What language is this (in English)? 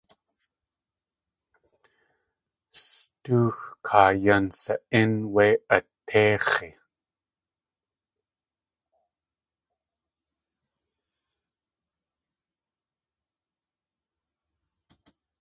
Tlingit